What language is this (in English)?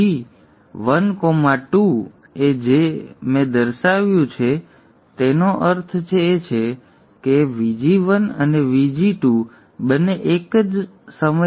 Gujarati